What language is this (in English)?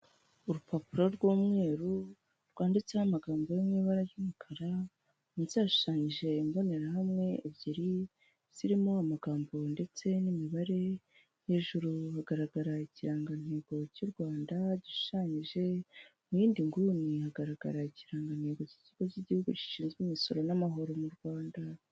Kinyarwanda